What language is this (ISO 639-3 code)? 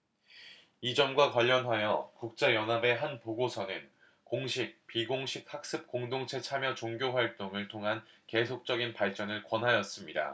kor